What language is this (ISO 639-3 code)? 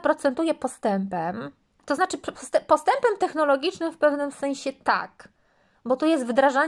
pol